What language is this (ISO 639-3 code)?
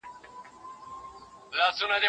pus